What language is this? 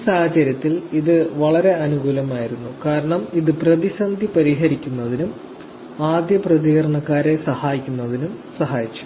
Malayalam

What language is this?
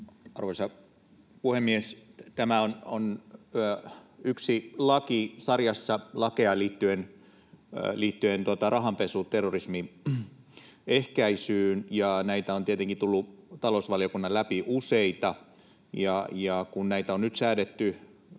Finnish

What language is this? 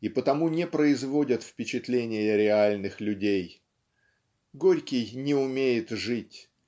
Russian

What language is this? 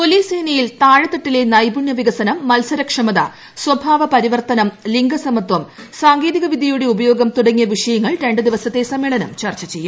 Malayalam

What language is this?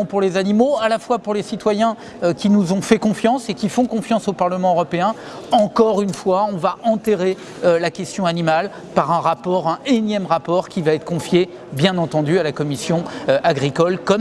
French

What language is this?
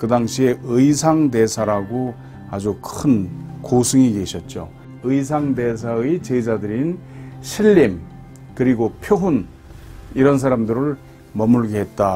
Korean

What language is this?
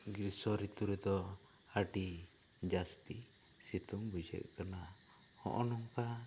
Santali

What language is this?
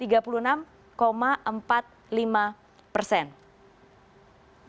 Indonesian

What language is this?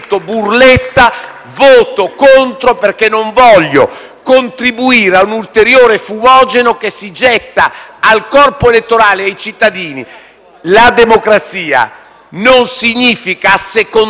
Italian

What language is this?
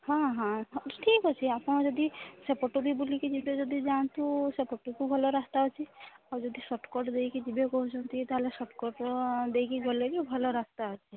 Odia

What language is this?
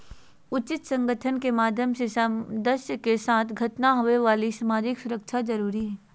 Magahi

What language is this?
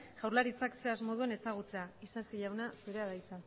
Basque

